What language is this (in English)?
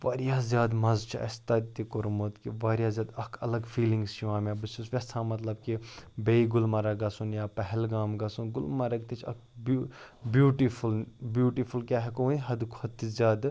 Kashmiri